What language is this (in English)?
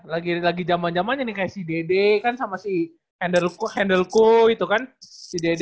Indonesian